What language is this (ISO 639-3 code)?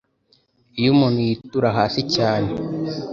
kin